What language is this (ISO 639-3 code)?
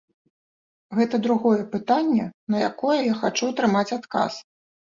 bel